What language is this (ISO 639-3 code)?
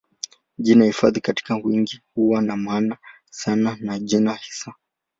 swa